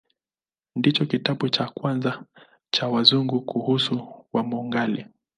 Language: Swahili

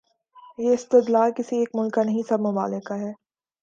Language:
Urdu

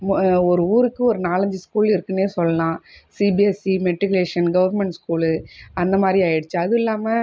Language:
Tamil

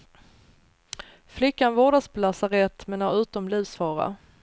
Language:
Swedish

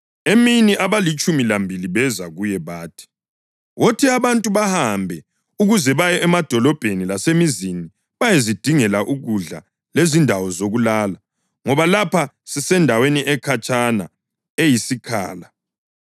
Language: North Ndebele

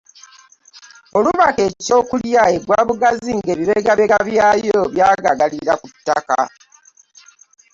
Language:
Ganda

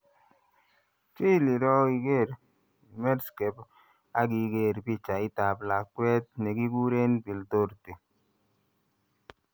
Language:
Kalenjin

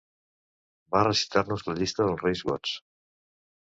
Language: Catalan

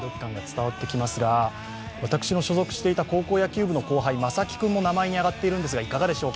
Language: Japanese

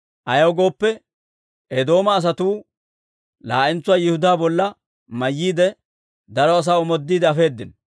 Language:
Dawro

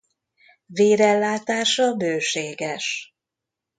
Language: Hungarian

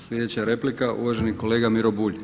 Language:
Croatian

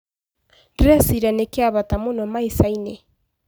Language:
Kikuyu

